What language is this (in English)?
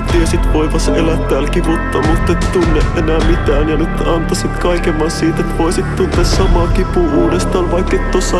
Finnish